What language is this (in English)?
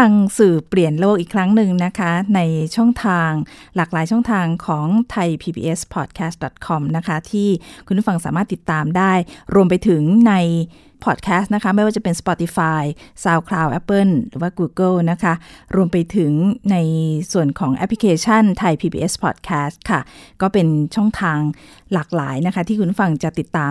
Thai